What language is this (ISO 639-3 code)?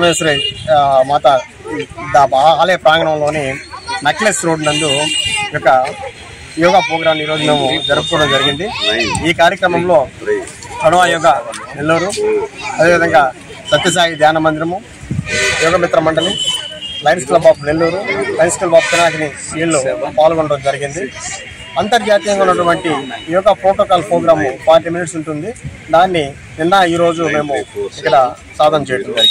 tel